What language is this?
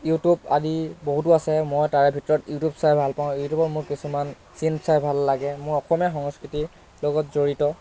Assamese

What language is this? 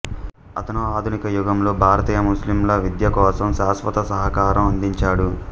Telugu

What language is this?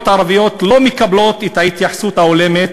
Hebrew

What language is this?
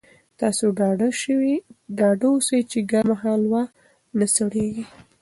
Pashto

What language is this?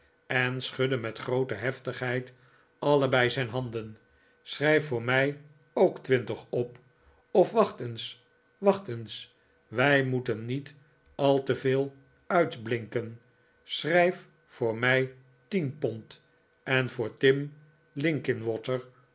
Dutch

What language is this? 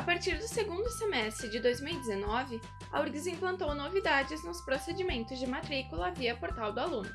Portuguese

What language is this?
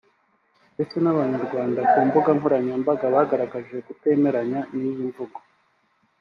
Kinyarwanda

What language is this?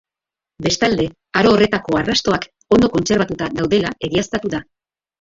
Basque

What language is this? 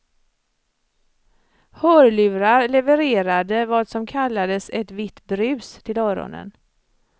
Swedish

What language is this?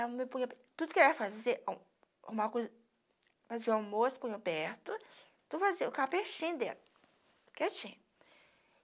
Portuguese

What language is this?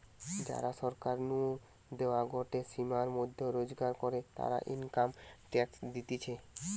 Bangla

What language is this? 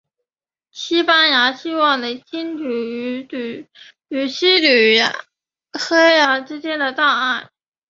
Chinese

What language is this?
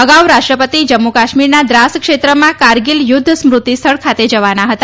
Gujarati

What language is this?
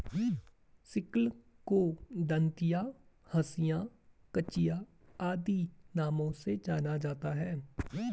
Hindi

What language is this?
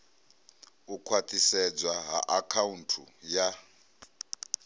Venda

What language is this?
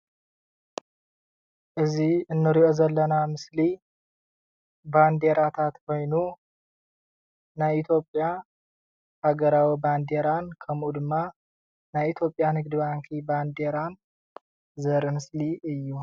Tigrinya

